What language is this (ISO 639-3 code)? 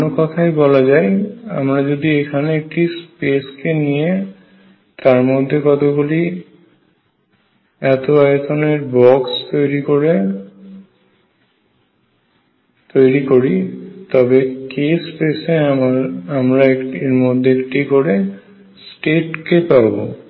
ben